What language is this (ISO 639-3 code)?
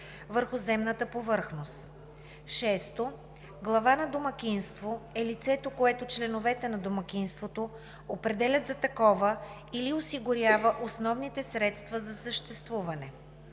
bul